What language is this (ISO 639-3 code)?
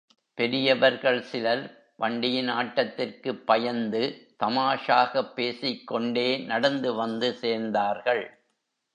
tam